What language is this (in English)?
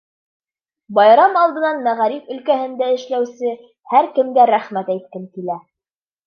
Bashkir